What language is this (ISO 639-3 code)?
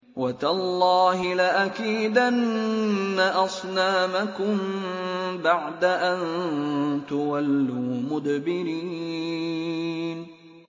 ara